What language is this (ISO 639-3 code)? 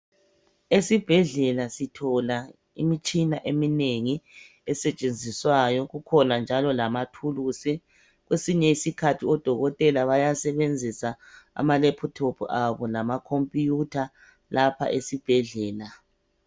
nde